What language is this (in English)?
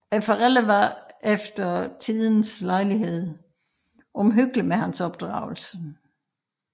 Danish